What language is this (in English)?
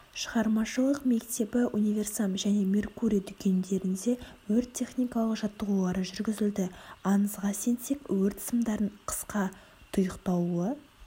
Kazakh